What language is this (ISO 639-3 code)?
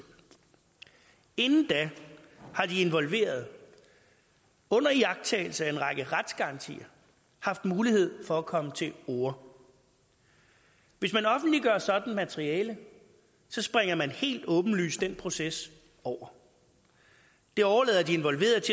dan